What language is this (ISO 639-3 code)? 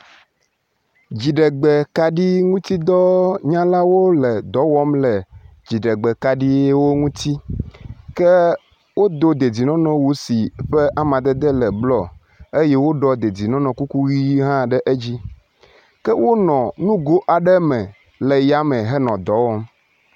ewe